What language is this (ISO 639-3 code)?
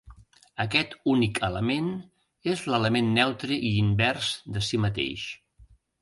cat